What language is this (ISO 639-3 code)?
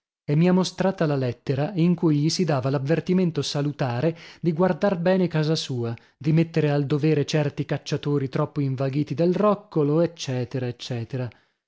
ita